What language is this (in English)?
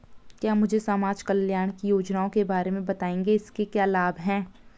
Hindi